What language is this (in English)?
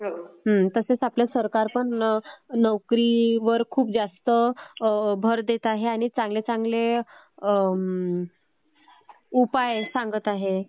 Marathi